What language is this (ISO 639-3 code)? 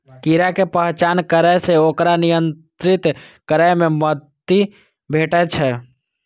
mai